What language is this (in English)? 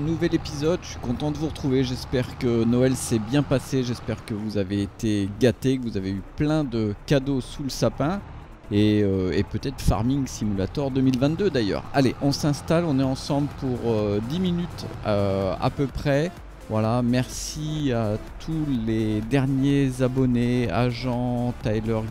French